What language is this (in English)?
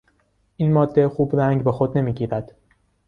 Persian